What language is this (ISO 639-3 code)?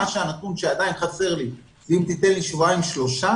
heb